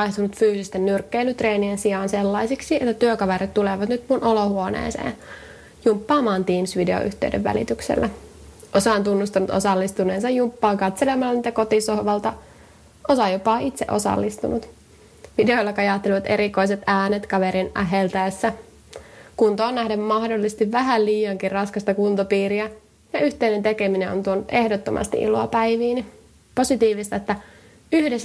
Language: Finnish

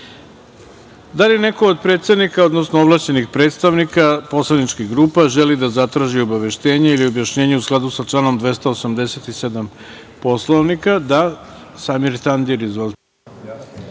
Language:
Serbian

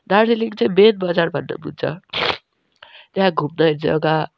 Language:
Nepali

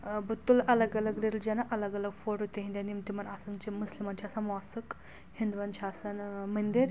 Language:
Kashmiri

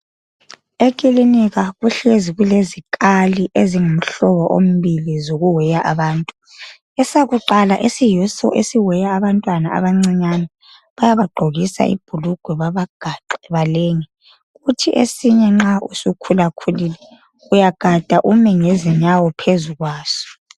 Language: North Ndebele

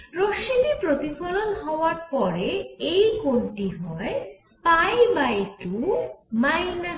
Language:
Bangla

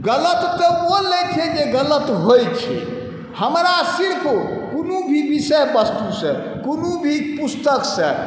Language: Maithili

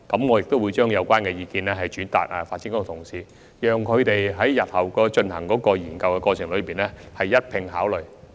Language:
Cantonese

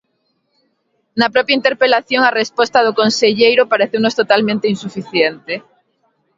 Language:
Galician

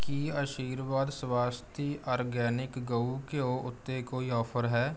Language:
Punjabi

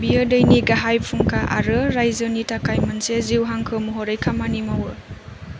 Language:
Bodo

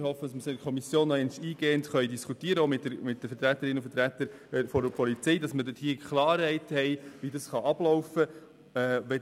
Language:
Swiss German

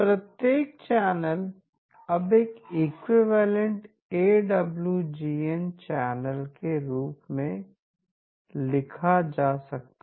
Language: Hindi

